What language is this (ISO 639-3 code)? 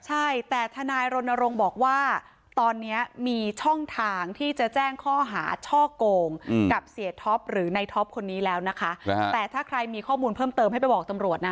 tha